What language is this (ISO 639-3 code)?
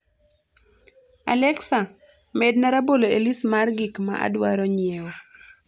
luo